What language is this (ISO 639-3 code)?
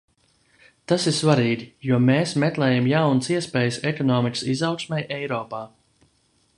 lav